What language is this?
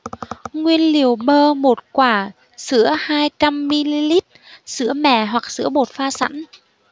Vietnamese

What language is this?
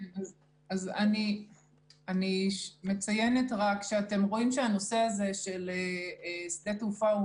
Hebrew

